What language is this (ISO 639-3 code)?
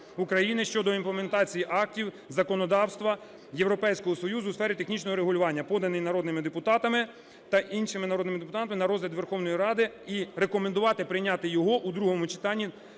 ukr